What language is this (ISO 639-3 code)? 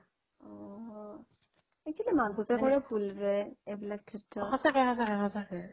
asm